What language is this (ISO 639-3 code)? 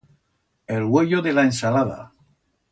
arg